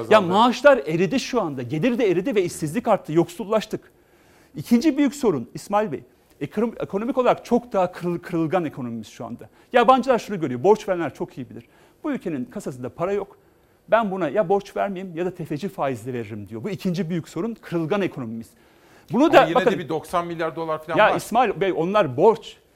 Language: Turkish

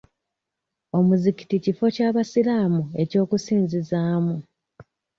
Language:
Ganda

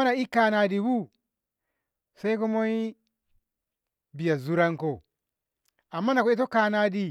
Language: Ngamo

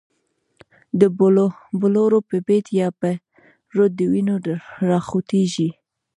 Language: Pashto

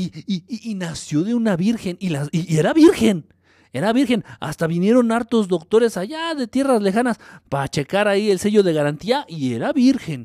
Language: Spanish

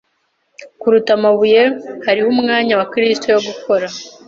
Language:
Kinyarwanda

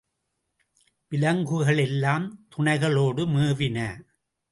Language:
Tamil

